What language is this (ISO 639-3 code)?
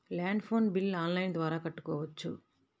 tel